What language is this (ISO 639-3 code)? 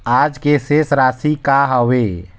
hne